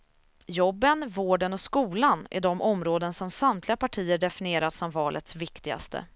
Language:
Swedish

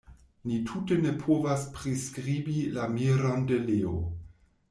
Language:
Esperanto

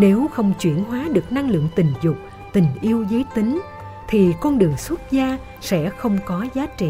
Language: Vietnamese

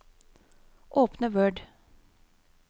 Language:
Norwegian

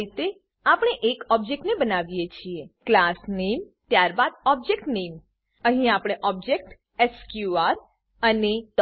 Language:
Gujarati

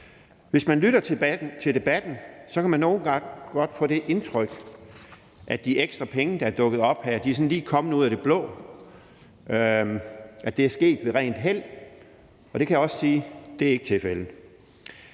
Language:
Danish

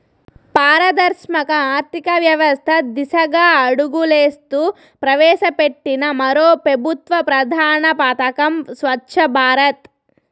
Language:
Telugu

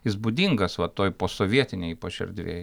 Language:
Lithuanian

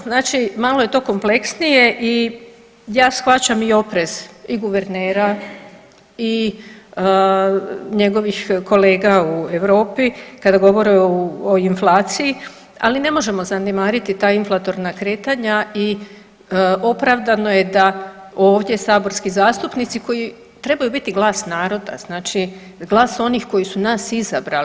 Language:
Croatian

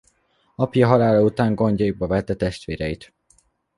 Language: Hungarian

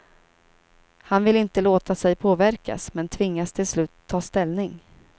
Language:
Swedish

